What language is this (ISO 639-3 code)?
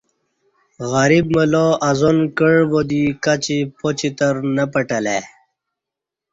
bsh